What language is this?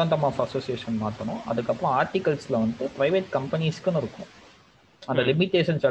Tamil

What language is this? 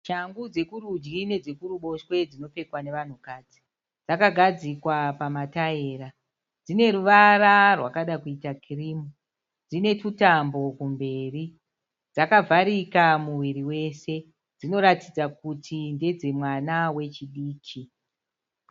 Shona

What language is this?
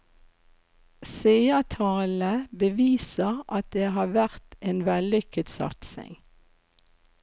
Norwegian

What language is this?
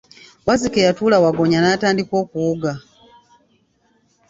Ganda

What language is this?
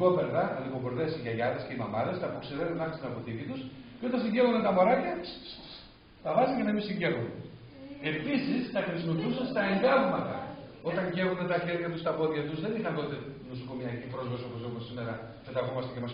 Greek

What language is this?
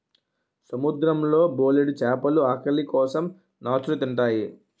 Telugu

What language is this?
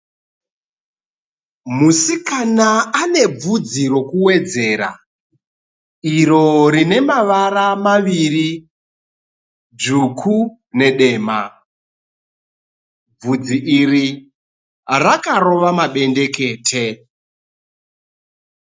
Shona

